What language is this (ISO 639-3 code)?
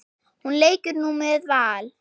isl